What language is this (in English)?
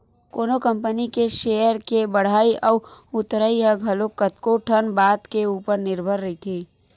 Chhattisgarhi